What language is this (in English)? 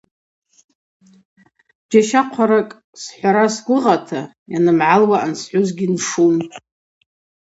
Abaza